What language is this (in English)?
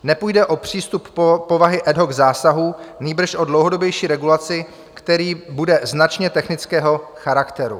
Czech